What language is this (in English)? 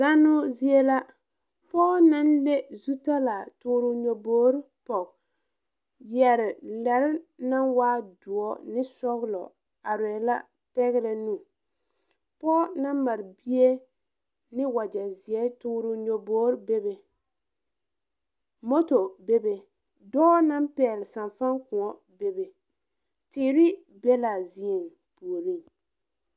Southern Dagaare